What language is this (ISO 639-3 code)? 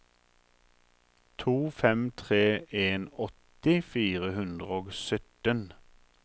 nor